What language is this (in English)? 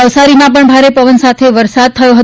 Gujarati